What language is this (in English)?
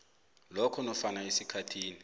South Ndebele